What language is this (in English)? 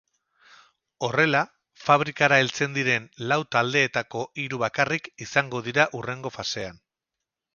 Basque